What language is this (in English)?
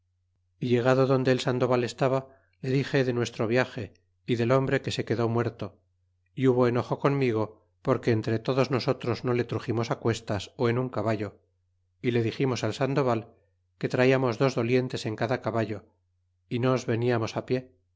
Spanish